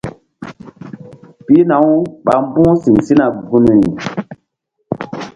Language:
Mbum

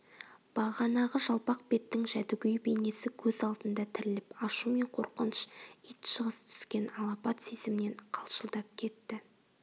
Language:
Kazakh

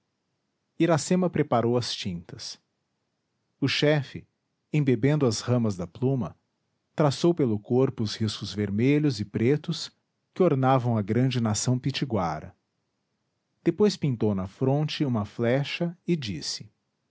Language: Portuguese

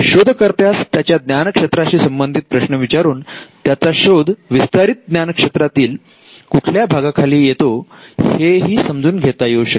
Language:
Marathi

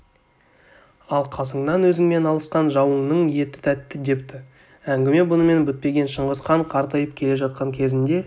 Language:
Kazakh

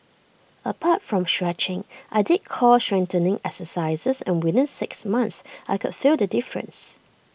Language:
English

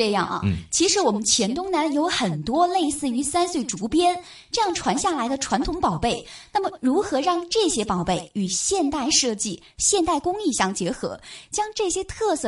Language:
Chinese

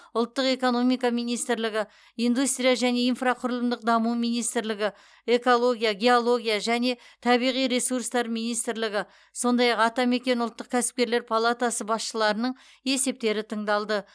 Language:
Kazakh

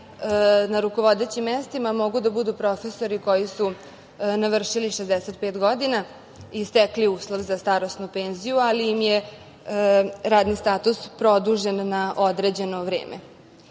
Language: Serbian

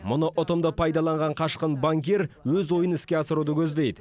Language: Kazakh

